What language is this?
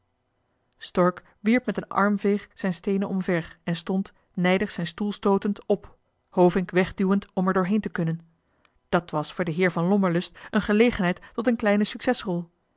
Dutch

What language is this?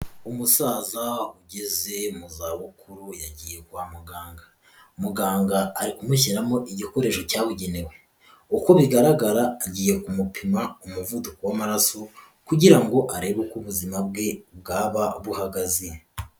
Kinyarwanda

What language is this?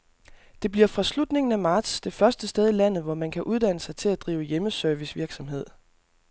Danish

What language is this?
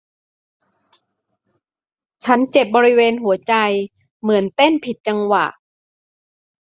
Thai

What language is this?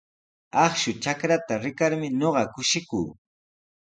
Sihuas Ancash Quechua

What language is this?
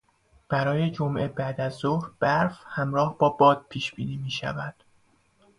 Persian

